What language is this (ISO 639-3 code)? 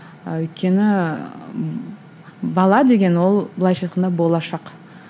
kaz